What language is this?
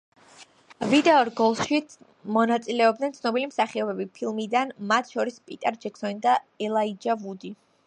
Georgian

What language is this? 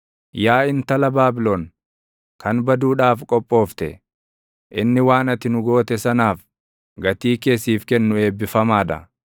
Oromo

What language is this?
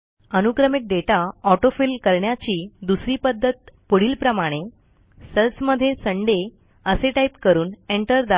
Marathi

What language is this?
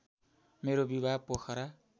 Nepali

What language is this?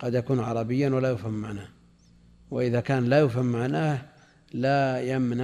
Arabic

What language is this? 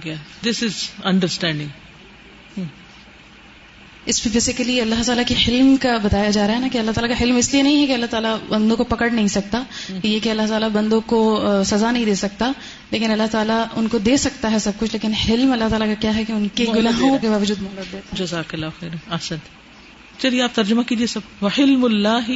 Urdu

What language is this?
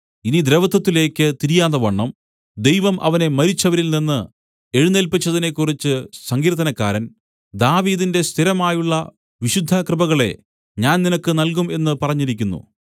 Malayalam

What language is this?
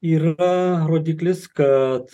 Lithuanian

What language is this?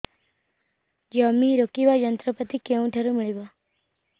Odia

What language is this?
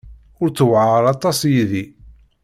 Kabyle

